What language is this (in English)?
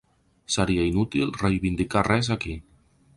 Catalan